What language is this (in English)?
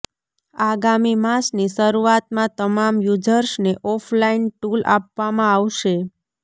Gujarati